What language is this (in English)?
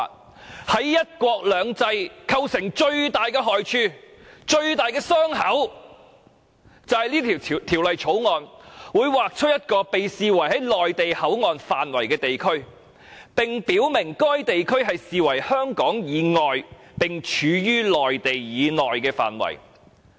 Cantonese